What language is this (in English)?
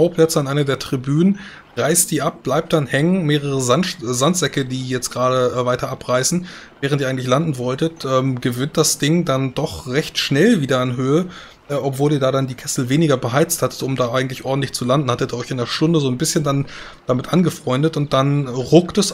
German